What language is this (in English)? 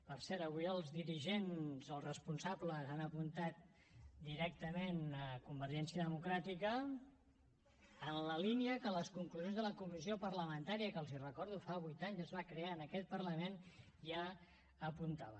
Catalan